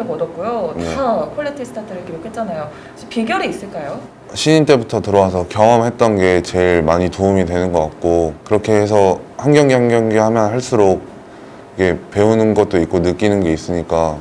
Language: Korean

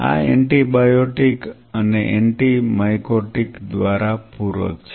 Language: Gujarati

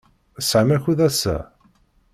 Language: Kabyle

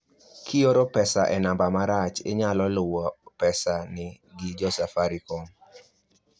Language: Luo (Kenya and Tanzania)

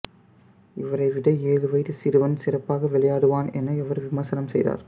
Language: Tamil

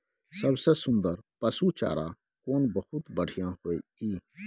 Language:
Maithili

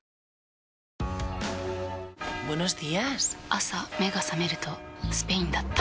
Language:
Japanese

